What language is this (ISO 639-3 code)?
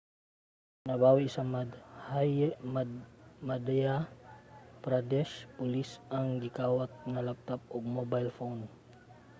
ceb